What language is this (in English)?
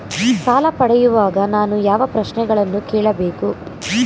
Kannada